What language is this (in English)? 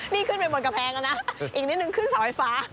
Thai